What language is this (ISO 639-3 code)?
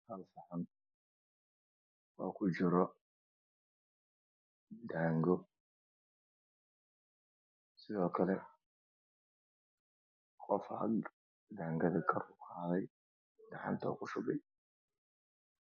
som